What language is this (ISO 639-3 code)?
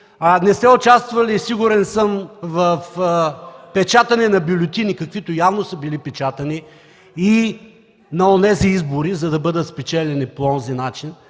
bul